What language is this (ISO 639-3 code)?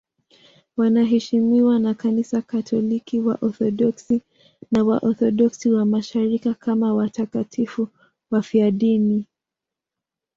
swa